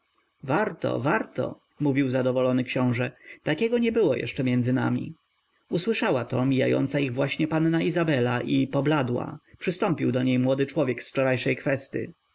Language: Polish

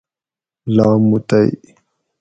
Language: Gawri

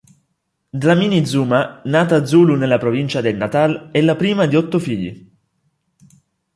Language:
Italian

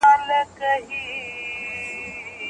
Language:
Pashto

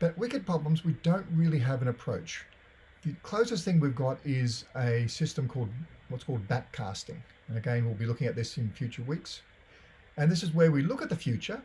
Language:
English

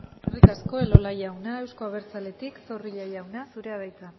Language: Basque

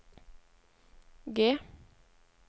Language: Norwegian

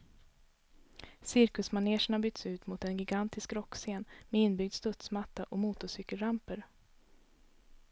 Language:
Swedish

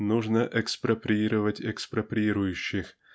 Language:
Russian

